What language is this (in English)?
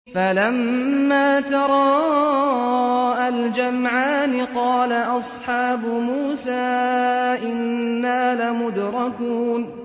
Arabic